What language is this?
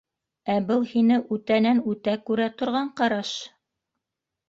Bashkir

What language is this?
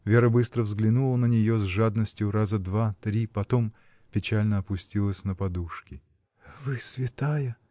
Russian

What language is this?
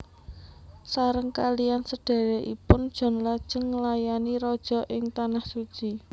Javanese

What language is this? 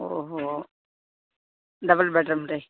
Kannada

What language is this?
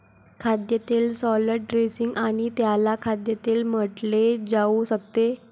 Marathi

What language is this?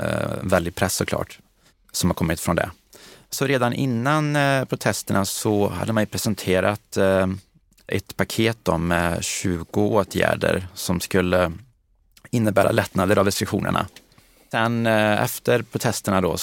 Swedish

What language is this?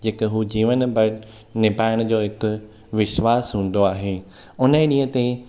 Sindhi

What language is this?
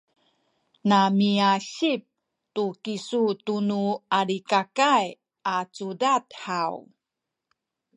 Sakizaya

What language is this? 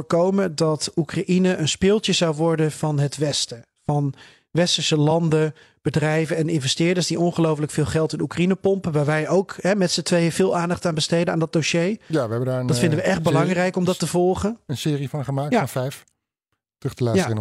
Dutch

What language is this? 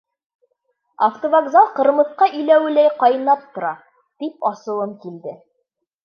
Bashkir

